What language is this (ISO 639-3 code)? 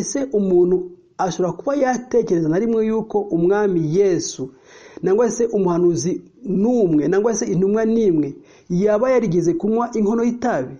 swa